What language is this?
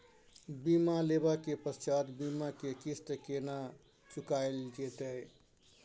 Maithili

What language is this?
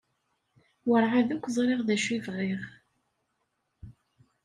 Kabyle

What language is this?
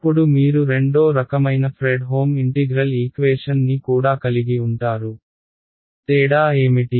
Telugu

